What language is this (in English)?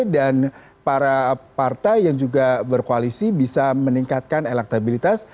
Indonesian